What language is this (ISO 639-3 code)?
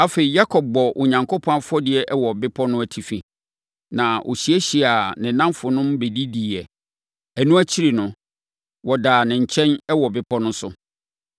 aka